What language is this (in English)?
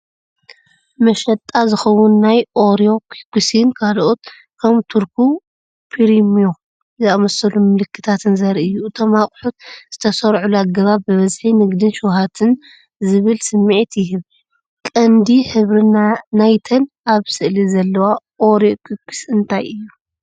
Tigrinya